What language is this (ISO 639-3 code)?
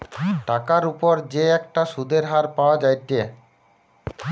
ben